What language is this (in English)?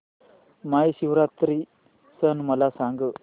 Marathi